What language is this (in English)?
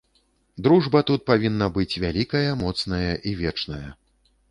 Belarusian